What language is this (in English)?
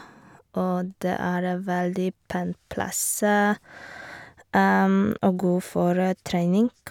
Norwegian